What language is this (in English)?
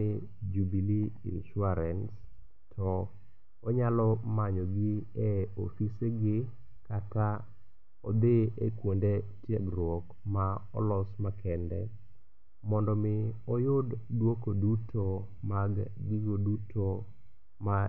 Luo (Kenya and Tanzania)